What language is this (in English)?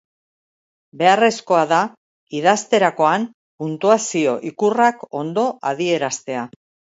Basque